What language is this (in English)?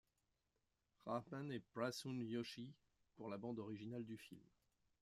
French